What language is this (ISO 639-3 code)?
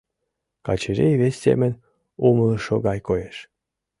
chm